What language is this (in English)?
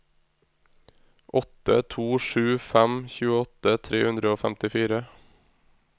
Norwegian